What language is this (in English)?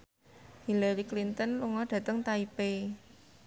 Javanese